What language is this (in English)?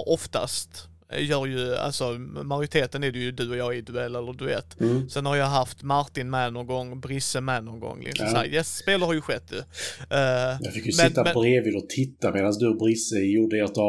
Swedish